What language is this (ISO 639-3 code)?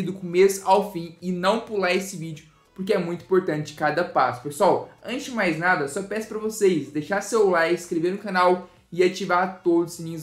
por